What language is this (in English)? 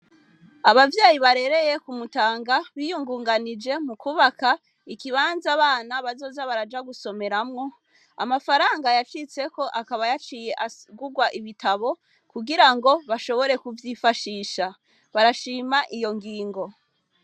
Rundi